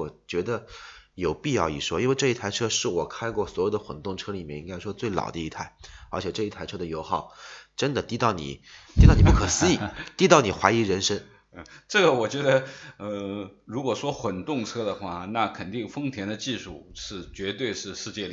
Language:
Chinese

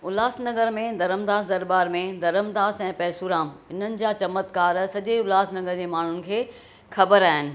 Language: Sindhi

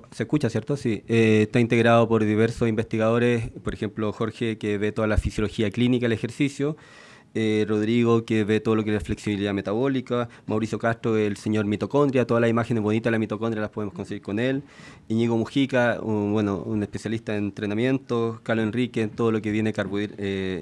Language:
Spanish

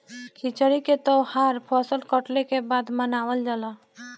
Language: Bhojpuri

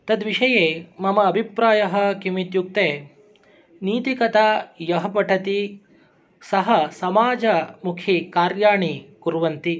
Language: Sanskrit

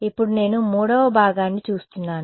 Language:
Telugu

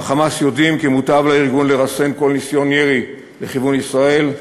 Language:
Hebrew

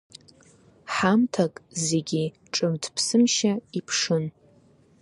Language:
Abkhazian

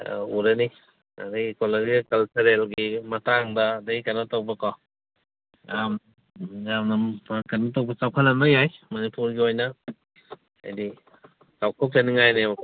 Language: Manipuri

